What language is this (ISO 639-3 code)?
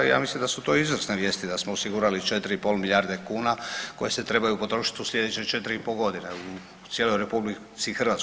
hrv